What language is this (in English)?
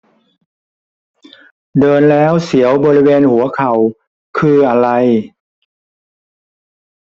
Thai